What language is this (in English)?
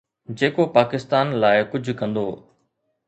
Sindhi